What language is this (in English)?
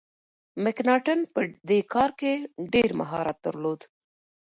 Pashto